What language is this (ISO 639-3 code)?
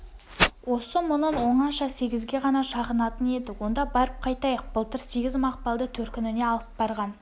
kaz